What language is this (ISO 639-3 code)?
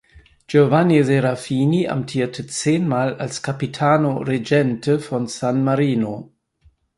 deu